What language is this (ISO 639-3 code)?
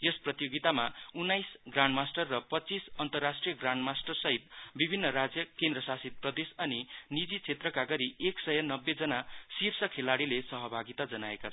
nep